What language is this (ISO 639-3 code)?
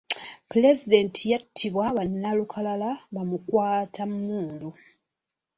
lug